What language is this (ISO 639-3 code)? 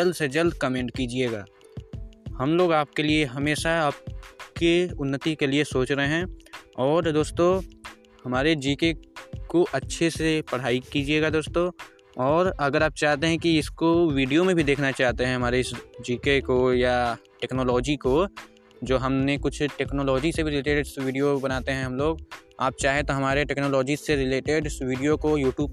hin